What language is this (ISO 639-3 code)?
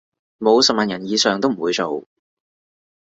yue